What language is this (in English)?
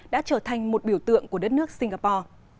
Vietnamese